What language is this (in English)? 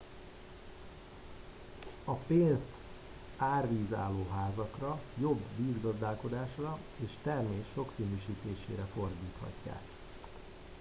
Hungarian